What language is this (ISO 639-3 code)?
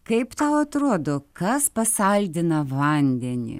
lit